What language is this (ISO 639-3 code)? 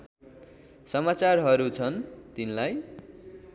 nep